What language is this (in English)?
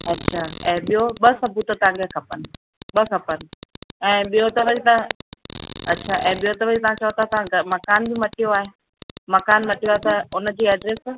Sindhi